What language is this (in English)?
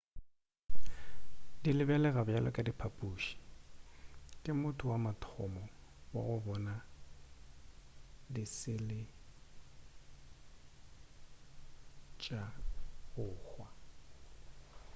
Northern Sotho